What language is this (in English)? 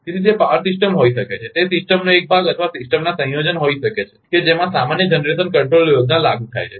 Gujarati